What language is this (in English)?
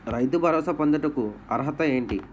Telugu